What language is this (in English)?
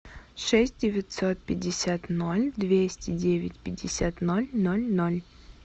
Russian